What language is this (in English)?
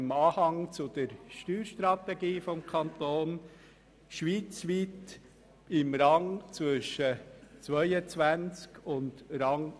Swiss German